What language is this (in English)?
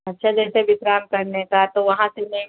Hindi